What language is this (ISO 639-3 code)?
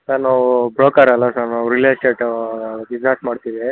kan